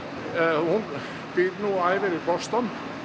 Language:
Icelandic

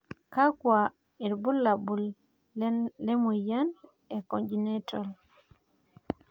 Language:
Masai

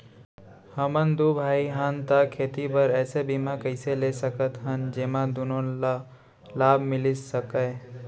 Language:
Chhattisgarhi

